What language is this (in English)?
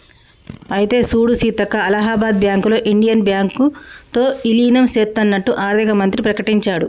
Telugu